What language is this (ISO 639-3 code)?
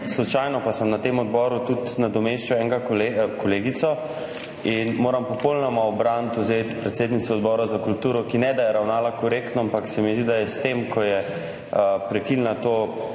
slv